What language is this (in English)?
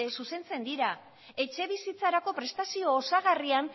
Basque